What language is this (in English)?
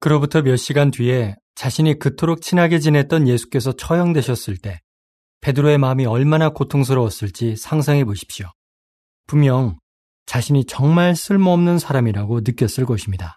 Korean